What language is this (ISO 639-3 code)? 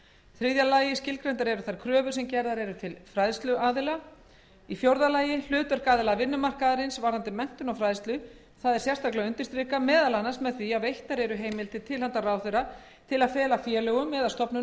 isl